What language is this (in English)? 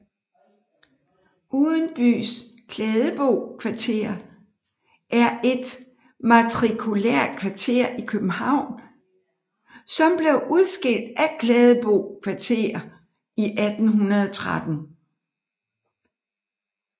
Danish